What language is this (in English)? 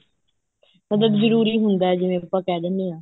Punjabi